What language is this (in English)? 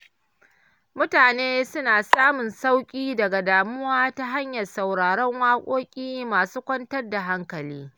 Hausa